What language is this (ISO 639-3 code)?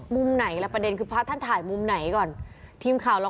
tha